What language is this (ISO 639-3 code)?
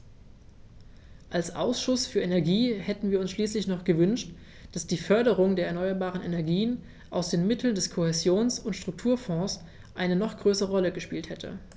deu